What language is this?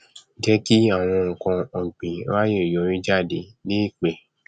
Yoruba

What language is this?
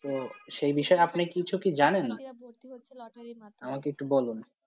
Bangla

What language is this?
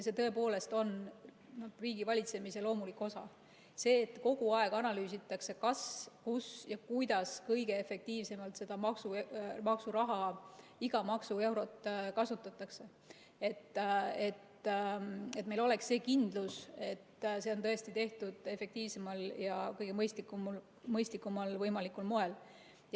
Estonian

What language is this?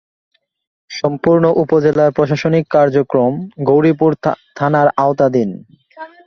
Bangla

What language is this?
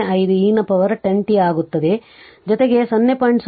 Kannada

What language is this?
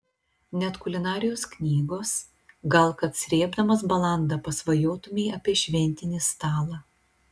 Lithuanian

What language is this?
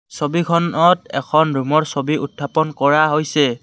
Assamese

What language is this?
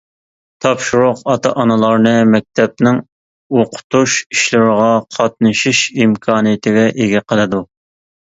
Uyghur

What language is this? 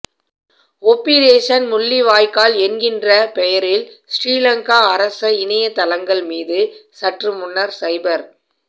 Tamil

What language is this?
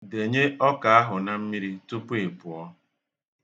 Igbo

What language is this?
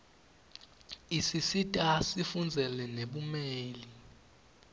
Swati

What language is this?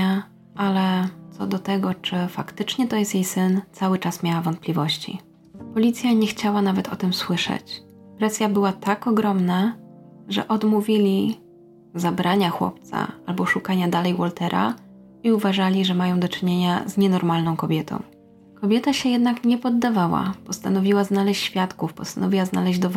Polish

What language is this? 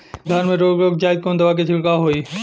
Bhojpuri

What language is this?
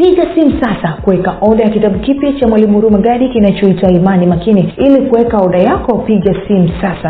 Swahili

